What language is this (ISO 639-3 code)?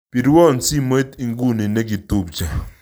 kln